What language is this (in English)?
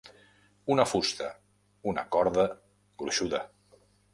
Catalan